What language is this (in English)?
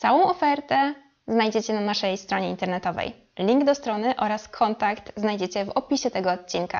Polish